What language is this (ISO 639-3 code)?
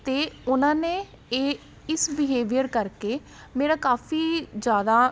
pan